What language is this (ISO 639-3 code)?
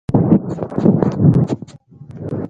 pus